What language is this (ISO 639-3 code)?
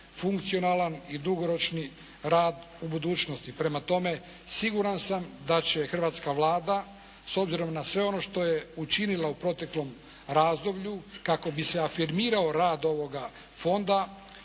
hrv